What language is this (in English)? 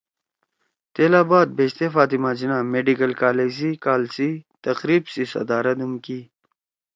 Torwali